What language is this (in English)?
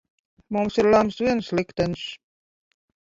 Latvian